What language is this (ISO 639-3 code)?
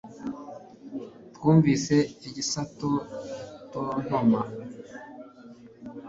kin